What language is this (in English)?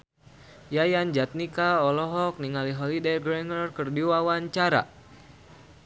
Sundanese